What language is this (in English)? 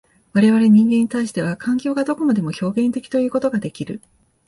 Japanese